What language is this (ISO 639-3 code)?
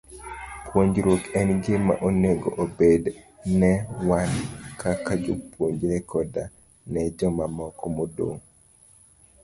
luo